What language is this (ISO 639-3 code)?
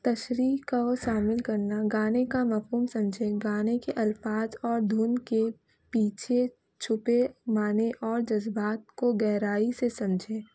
urd